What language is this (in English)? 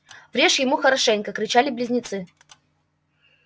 Russian